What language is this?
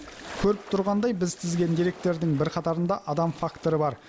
Kazakh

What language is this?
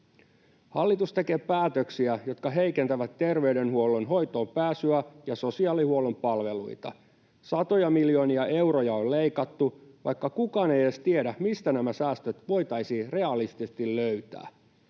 Finnish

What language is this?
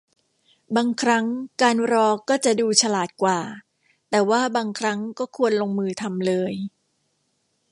Thai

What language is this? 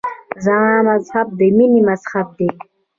Pashto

